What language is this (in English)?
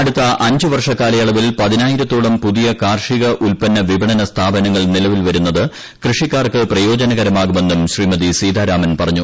Malayalam